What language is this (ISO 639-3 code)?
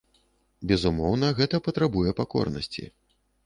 bel